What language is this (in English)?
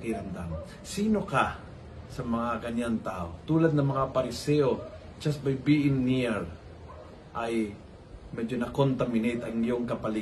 Filipino